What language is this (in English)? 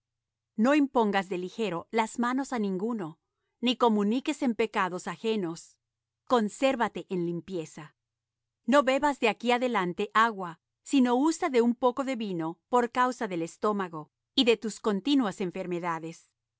Spanish